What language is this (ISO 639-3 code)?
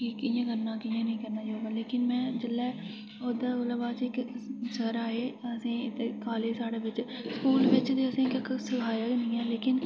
doi